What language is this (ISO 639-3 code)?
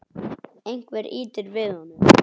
isl